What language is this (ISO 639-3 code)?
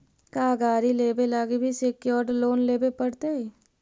mag